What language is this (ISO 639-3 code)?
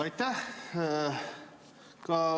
est